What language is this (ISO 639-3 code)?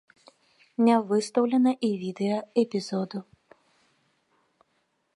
bel